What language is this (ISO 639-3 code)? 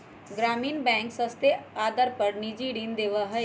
mag